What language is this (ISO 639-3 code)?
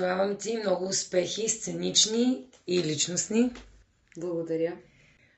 bul